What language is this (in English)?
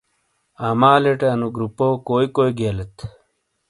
Shina